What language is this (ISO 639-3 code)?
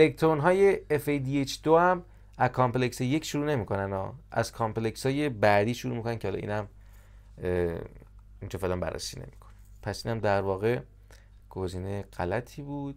fas